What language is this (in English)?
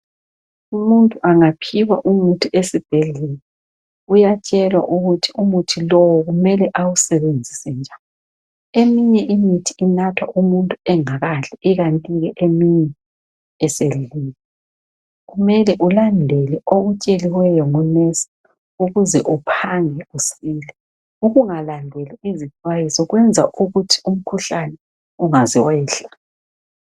North Ndebele